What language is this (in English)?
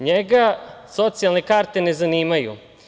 Serbian